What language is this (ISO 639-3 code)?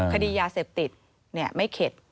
tha